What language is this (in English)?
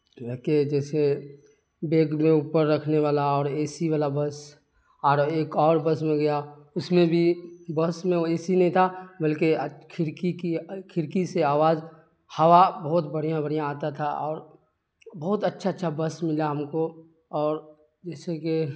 Urdu